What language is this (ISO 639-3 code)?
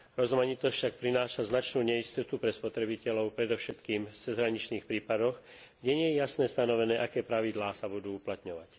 slk